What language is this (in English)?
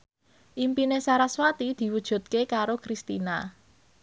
Javanese